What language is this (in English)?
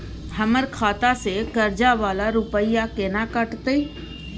Maithili